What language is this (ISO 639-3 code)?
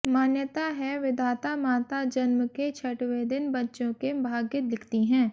hin